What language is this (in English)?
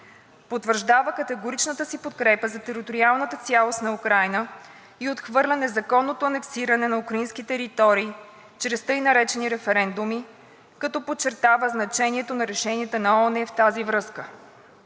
Bulgarian